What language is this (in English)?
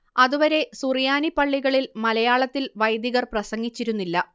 Malayalam